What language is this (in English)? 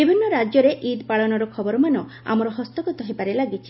Odia